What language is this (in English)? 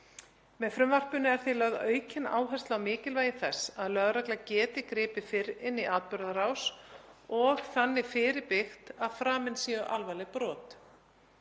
Icelandic